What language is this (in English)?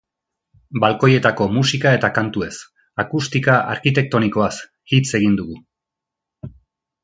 Basque